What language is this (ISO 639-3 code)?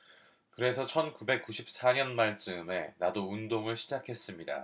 kor